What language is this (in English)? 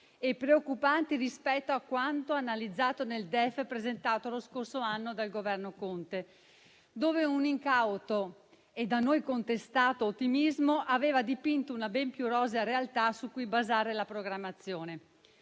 Italian